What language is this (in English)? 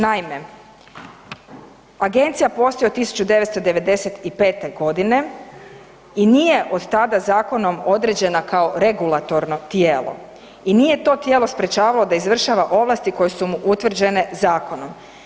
Croatian